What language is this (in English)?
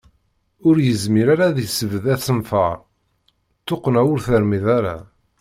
Kabyle